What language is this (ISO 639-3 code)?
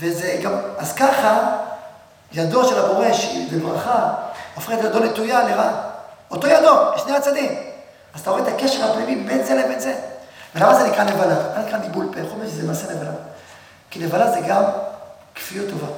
heb